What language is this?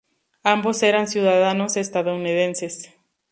Spanish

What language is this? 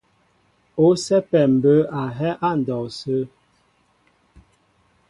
Mbo (Cameroon)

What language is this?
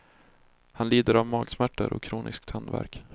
Swedish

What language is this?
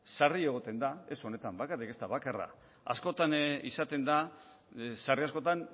Basque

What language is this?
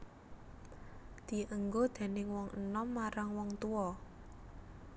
Javanese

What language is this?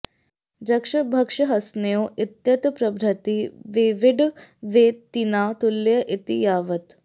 Sanskrit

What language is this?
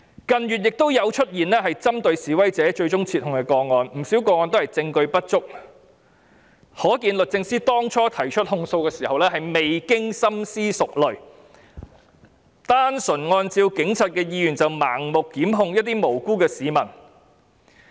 Cantonese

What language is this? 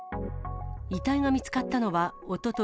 Japanese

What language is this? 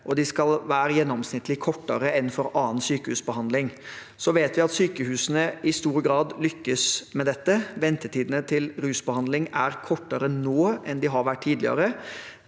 Norwegian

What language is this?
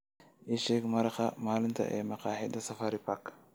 Somali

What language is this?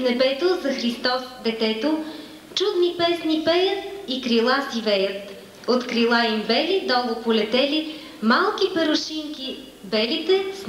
Bulgarian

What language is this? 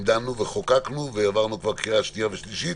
Hebrew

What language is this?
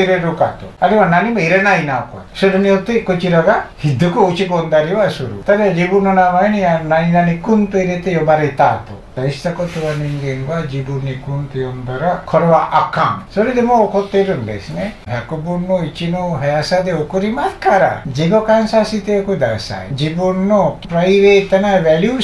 Japanese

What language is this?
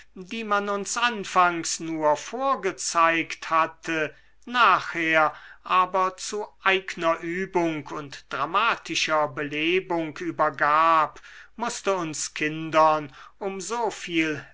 German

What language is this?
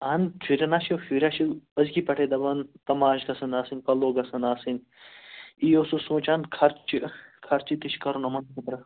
Kashmiri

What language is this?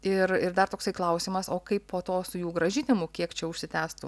Lithuanian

